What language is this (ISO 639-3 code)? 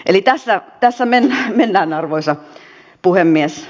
fin